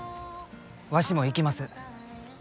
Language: Japanese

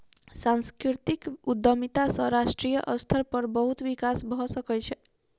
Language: Maithili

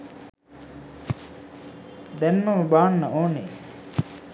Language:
Sinhala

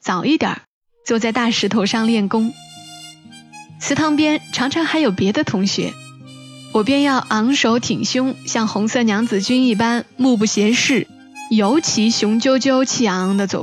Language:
Chinese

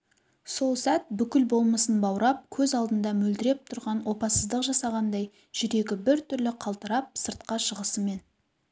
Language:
Kazakh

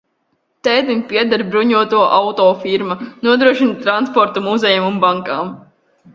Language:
Latvian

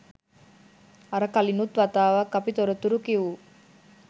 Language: Sinhala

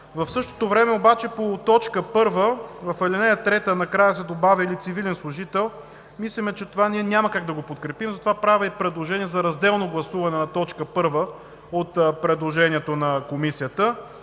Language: Bulgarian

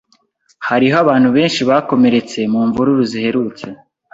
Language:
Kinyarwanda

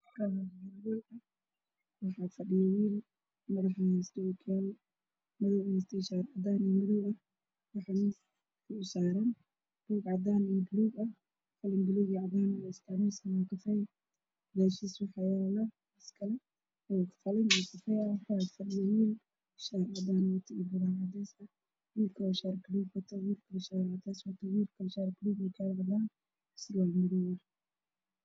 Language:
Somali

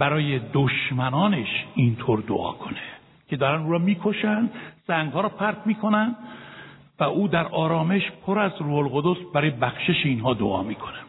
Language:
Persian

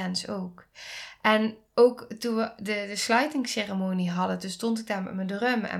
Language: Dutch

